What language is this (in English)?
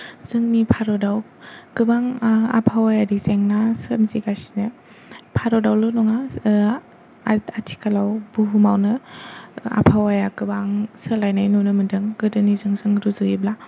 Bodo